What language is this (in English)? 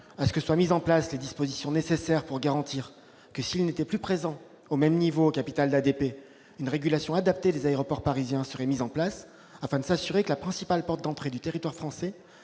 French